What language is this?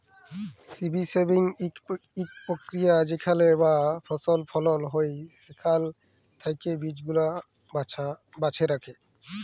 Bangla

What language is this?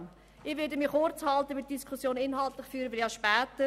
Swiss German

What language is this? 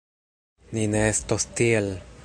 Esperanto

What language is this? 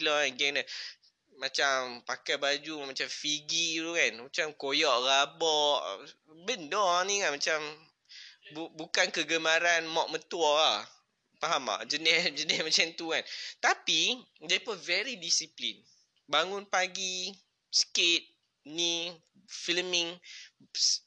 Malay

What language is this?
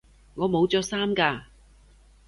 Cantonese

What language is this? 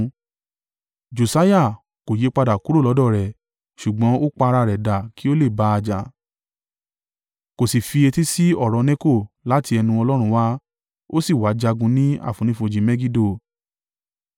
Yoruba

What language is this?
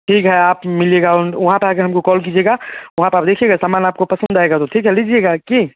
Hindi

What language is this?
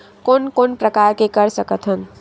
Chhattisgarhi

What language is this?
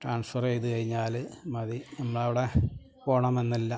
Malayalam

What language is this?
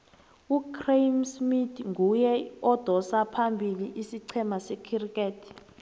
South Ndebele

